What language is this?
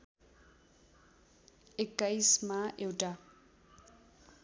Nepali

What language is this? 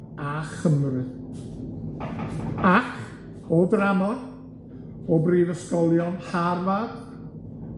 Welsh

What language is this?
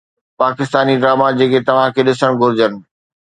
Sindhi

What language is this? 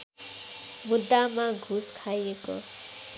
Nepali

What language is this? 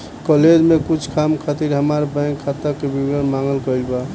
Bhojpuri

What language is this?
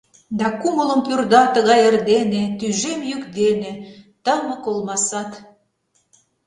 Mari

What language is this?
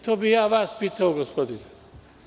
Serbian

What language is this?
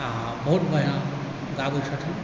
Maithili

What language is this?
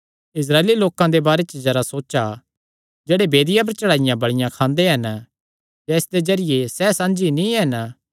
Kangri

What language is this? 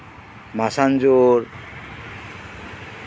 Santali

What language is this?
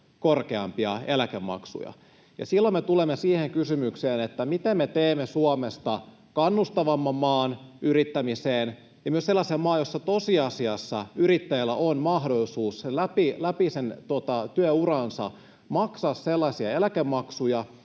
Finnish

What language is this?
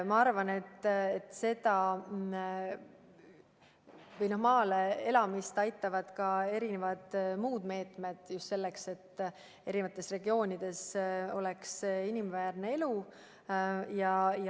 Estonian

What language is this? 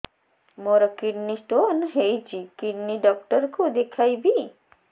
Odia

